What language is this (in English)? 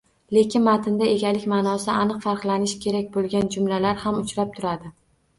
Uzbek